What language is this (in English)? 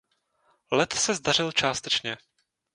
Czech